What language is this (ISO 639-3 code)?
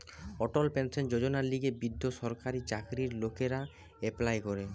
ben